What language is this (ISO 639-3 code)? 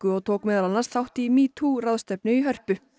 isl